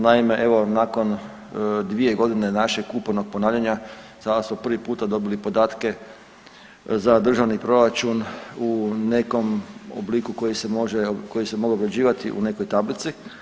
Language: Croatian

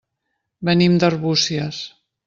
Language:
Catalan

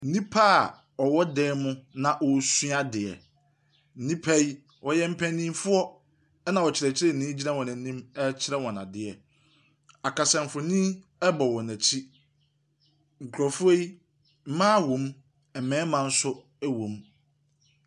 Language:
Akan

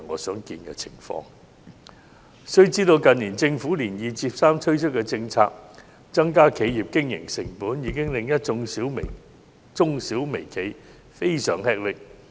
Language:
Cantonese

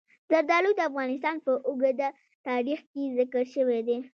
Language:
Pashto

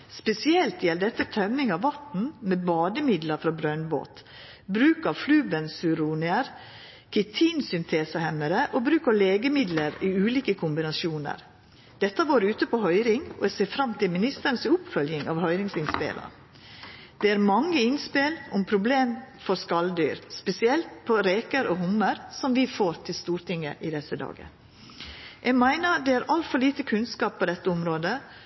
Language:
Norwegian Nynorsk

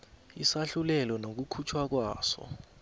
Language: South Ndebele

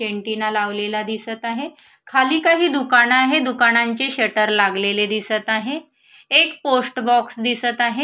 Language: Marathi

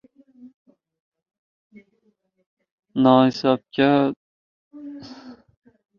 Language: Uzbek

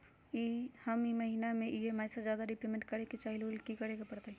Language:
Magahi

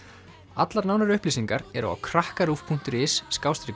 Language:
Icelandic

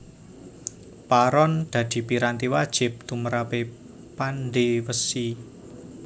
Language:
Javanese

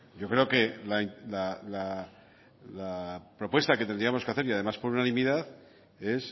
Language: Spanish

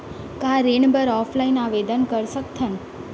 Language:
Chhattisgarhi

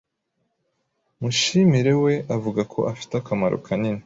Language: Kinyarwanda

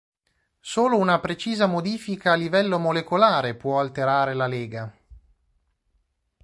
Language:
Italian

